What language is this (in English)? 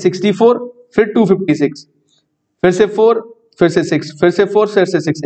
Hindi